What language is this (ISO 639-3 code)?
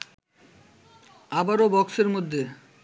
ben